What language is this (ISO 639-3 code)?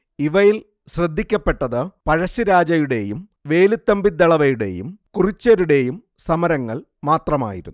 mal